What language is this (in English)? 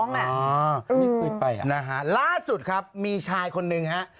Thai